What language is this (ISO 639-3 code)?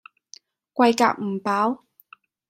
yue